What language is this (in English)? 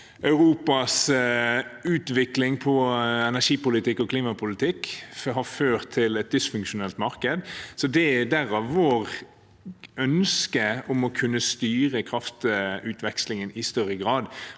Norwegian